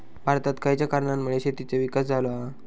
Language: Marathi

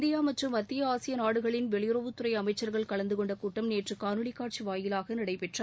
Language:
Tamil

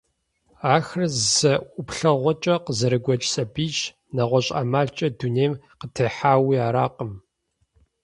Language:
Kabardian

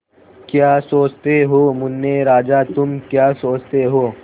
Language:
Hindi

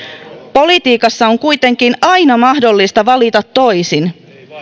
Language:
Finnish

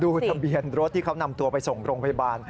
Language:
Thai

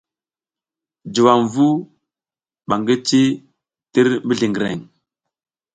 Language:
South Giziga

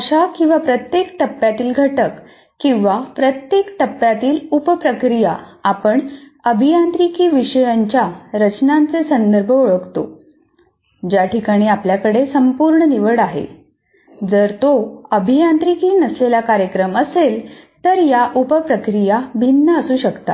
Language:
Marathi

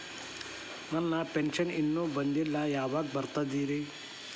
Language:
Kannada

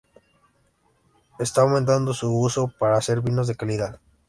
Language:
Spanish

